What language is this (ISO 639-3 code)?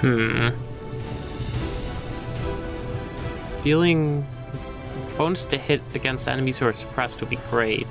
eng